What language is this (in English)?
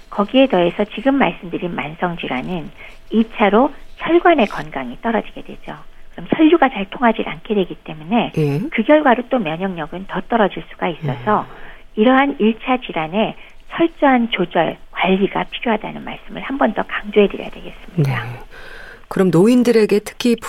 Korean